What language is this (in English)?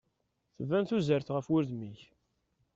Kabyle